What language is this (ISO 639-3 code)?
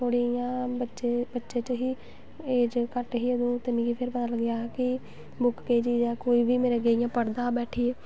doi